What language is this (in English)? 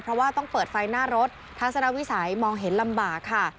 Thai